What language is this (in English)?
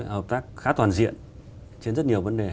Vietnamese